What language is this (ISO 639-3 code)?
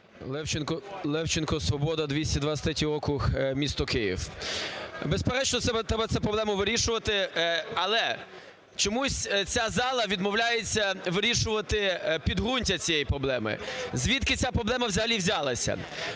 ukr